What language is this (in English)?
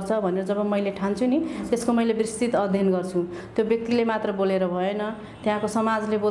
Nepali